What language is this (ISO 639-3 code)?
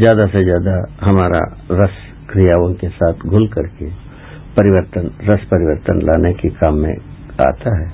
hin